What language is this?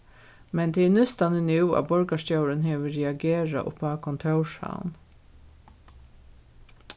Faroese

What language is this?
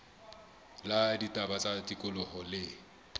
Southern Sotho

